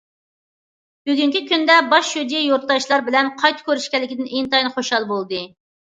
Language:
Uyghur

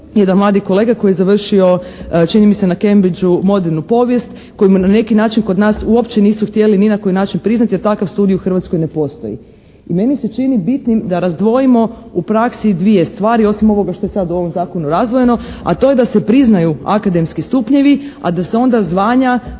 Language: Croatian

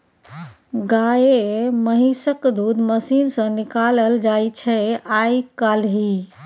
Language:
Maithili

